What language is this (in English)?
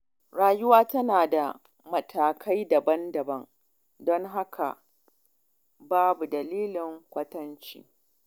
Hausa